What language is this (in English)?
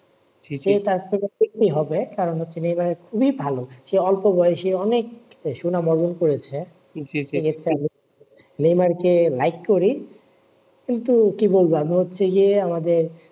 Bangla